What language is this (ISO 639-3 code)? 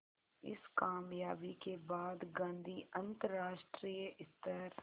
hin